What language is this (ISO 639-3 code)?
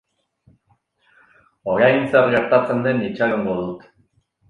eus